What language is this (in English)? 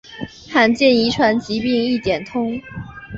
Chinese